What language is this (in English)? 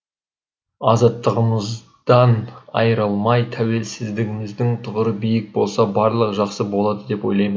Kazakh